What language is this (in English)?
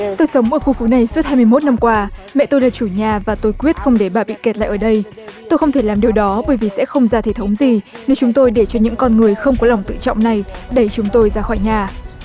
Vietnamese